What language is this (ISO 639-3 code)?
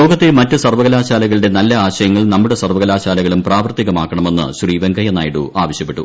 mal